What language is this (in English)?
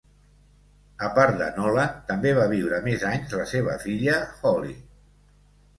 Catalan